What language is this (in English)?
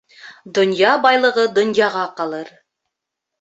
Bashkir